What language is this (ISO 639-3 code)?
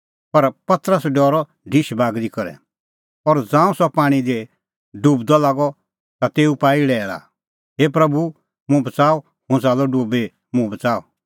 kfx